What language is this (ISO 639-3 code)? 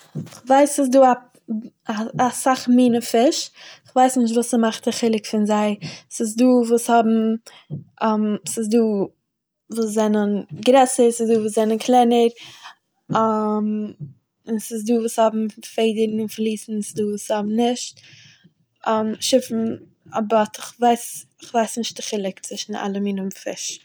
yid